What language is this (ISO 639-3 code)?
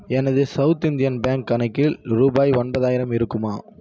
tam